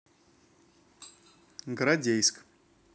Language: Russian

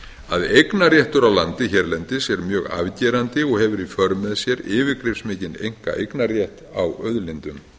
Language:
Icelandic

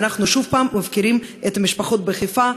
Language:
Hebrew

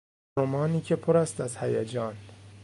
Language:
Persian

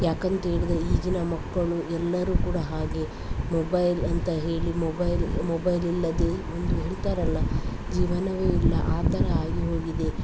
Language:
Kannada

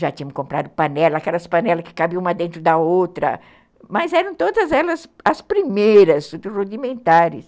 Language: Portuguese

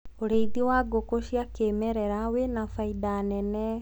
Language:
Kikuyu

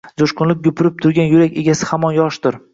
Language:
Uzbek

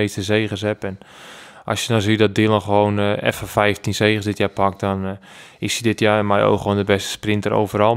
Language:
Dutch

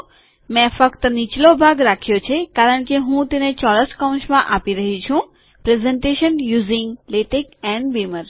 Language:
Gujarati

